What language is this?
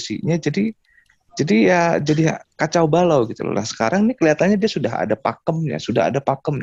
Indonesian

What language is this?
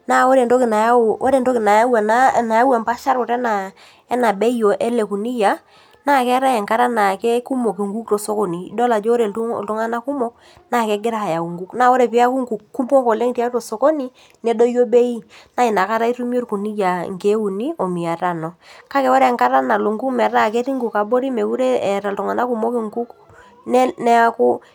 Masai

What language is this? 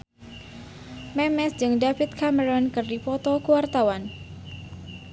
Sundanese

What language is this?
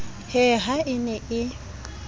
Southern Sotho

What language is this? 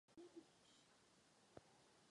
Czech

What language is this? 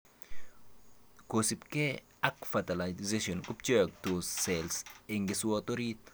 Kalenjin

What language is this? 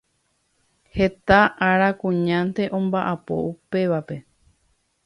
Guarani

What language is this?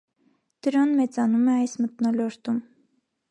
Armenian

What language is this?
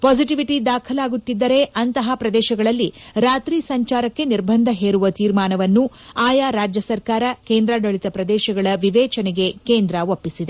Kannada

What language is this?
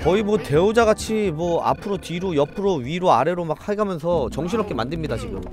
Korean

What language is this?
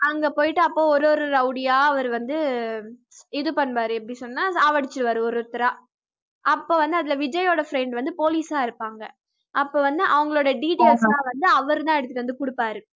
Tamil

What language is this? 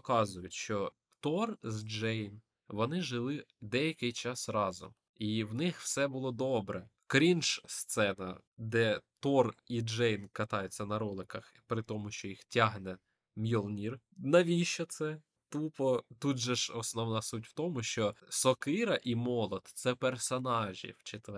Ukrainian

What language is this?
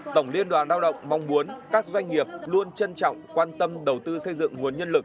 Vietnamese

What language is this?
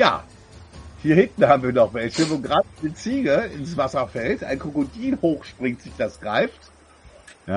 German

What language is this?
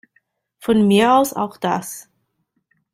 German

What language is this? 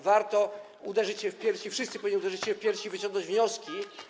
Polish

